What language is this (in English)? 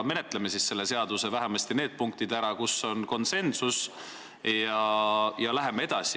Estonian